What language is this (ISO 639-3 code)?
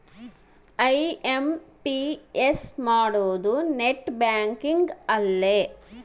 kan